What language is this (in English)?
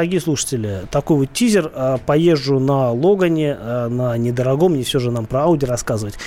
Russian